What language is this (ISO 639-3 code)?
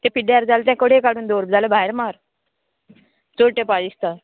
kok